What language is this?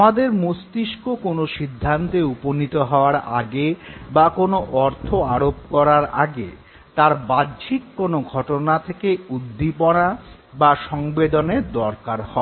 Bangla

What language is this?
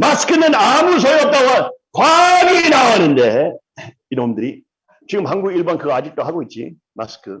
Korean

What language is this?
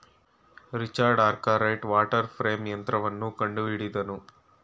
Kannada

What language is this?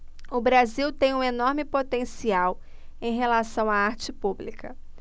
Portuguese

